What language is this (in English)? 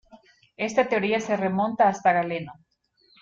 Spanish